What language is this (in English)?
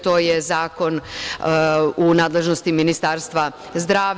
Serbian